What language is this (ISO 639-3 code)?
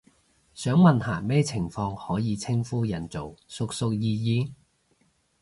yue